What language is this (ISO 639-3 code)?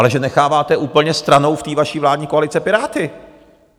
ces